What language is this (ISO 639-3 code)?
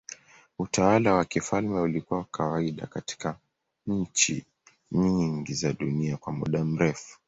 swa